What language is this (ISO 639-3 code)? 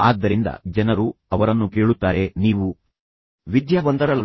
kan